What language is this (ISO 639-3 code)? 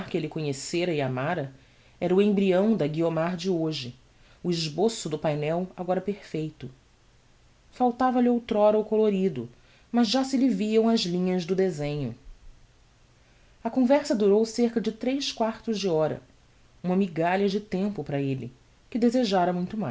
por